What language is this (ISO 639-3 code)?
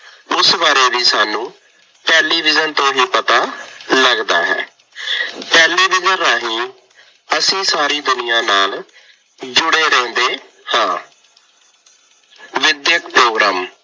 pan